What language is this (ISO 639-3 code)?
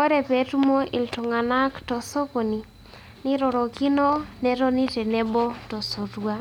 mas